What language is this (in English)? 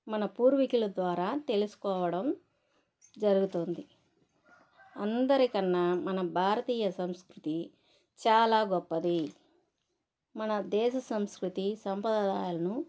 Telugu